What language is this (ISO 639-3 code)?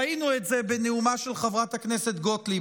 heb